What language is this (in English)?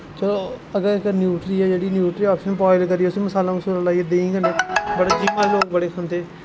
Dogri